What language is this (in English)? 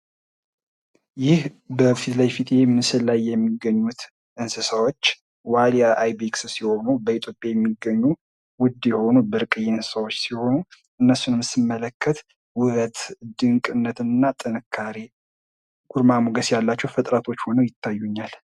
Amharic